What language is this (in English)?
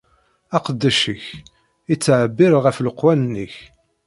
Kabyle